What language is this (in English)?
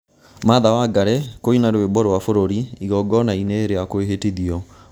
Kikuyu